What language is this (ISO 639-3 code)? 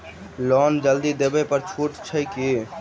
mai